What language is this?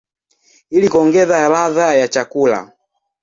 Swahili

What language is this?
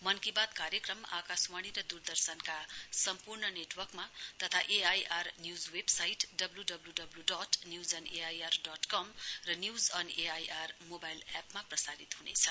Nepali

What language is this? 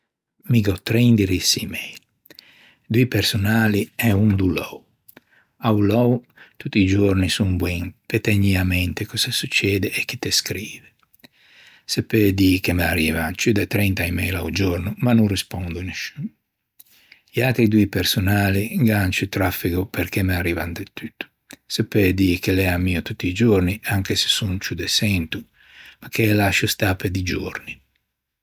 Ligurian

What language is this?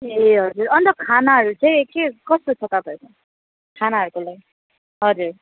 Nepali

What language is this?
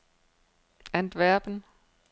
Danish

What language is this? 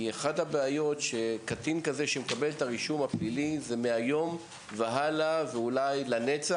Hebrew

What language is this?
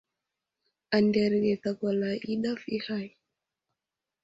Wuzlam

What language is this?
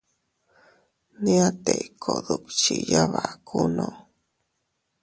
Teutila Cuicatec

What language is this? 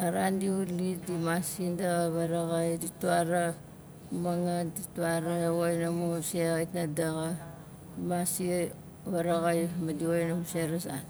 Nalik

